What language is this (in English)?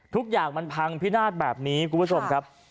Thai